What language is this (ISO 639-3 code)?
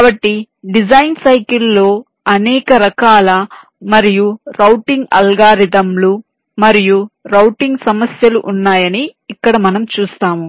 tel